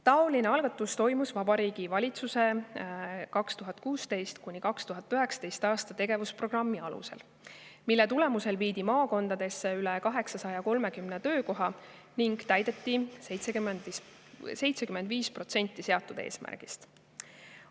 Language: Estonian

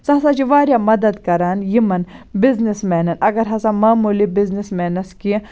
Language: Kashmiri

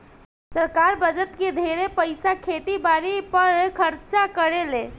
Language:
Bhojpuri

